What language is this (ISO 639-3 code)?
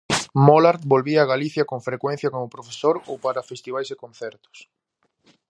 glg